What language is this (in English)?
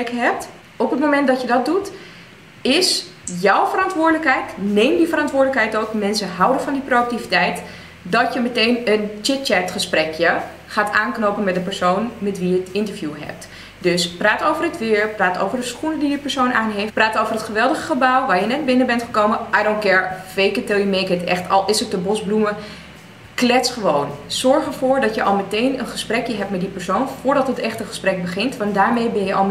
Dutch